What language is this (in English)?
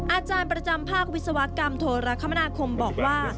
Thai